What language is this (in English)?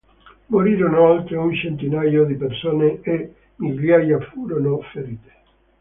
Italian